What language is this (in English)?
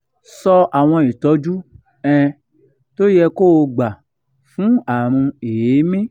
Yoruba